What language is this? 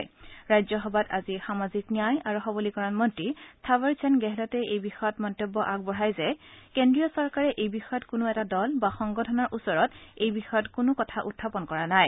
Assamese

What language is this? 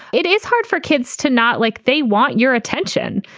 English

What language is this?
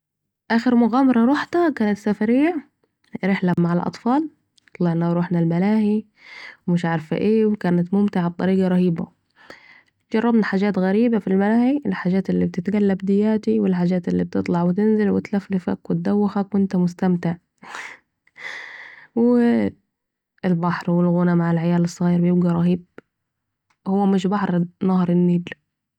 Saidi Arabic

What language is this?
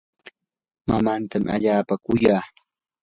Yanahuanca Pasco Quechua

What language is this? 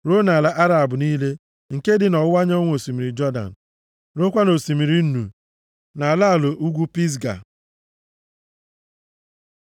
Igbo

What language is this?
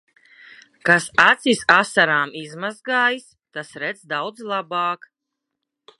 Latvian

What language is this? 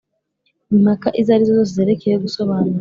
Kinyarwanda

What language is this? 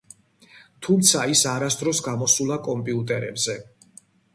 Georgian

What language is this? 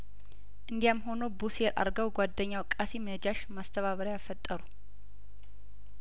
Amharic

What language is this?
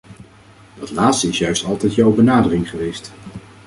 Dutch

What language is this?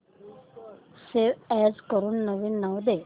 Marathi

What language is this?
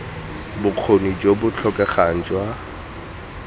Tswana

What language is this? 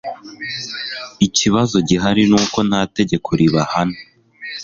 Kinyarwanda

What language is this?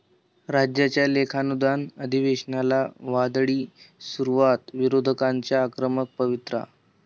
Marathi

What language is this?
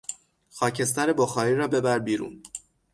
Persian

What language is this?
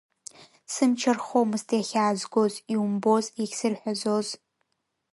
Abkhazian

